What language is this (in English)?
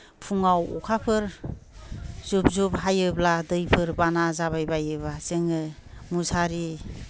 Bodo